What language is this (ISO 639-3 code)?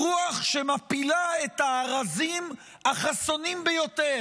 heb